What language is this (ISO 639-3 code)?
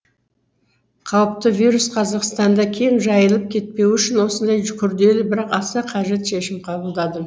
kaz